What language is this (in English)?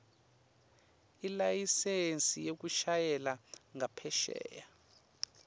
Swati